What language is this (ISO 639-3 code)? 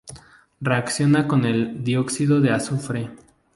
spa